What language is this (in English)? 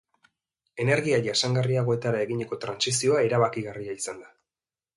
Basque